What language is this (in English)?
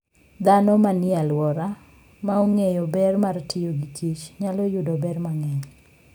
Luo (Kenya and Tanzania)